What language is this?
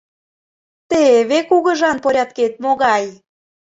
Mari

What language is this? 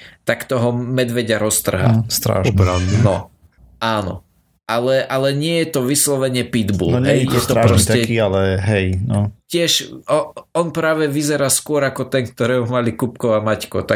Slovak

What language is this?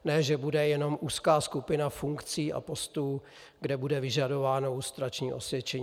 Czech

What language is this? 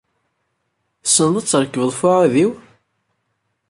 Kabyle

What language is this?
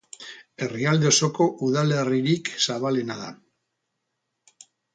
Basque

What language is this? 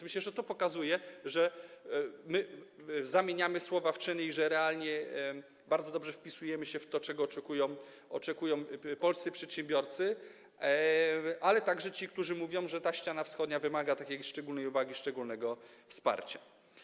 Polish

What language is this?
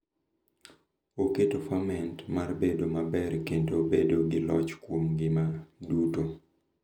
Luo (Kenya and Tanzania)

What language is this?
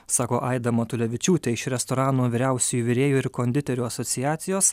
Lithuanian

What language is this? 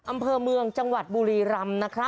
Thai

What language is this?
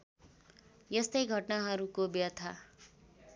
Nepali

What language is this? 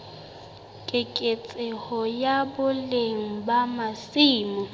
Southern Sotho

